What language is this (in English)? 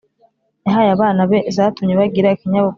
Kinyarwanda